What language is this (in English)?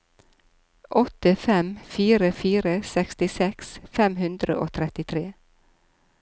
Norwegian